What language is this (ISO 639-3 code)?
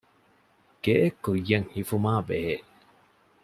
div